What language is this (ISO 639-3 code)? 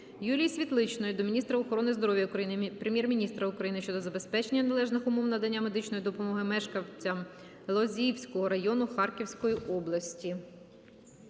ukr